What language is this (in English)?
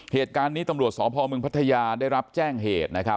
Thai